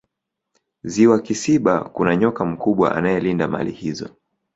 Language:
Swahili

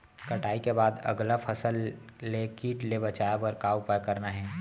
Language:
Chhattisgarhi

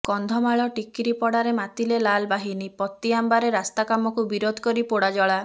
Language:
Odia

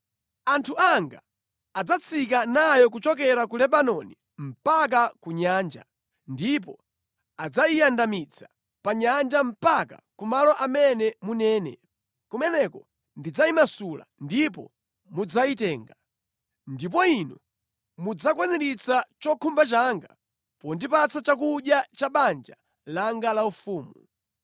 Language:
Nyanja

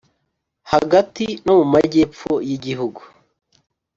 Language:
Kinyarwanda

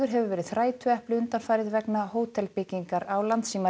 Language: Icelandic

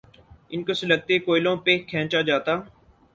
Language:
Urdu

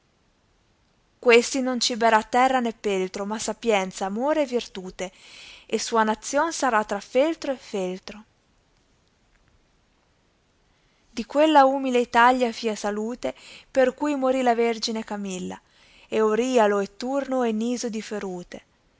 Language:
Italian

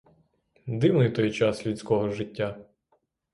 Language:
Ukrainian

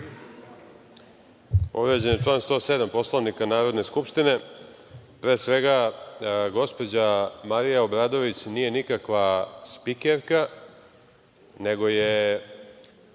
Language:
Serbian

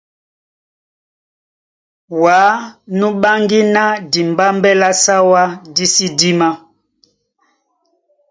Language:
Duala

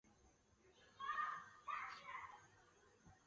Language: Chinese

